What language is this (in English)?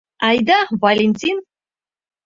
Mari